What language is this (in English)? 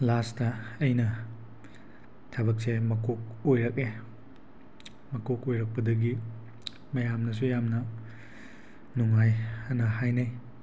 Manipuri